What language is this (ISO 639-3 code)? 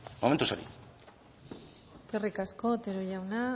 eus